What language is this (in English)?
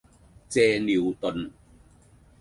Cantonese